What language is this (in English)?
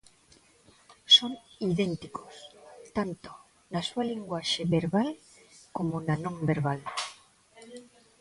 Galician